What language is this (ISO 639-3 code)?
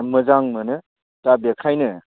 brx